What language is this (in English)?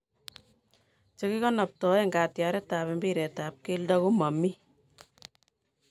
Kalenjin